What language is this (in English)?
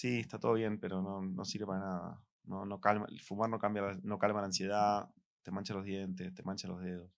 Spanish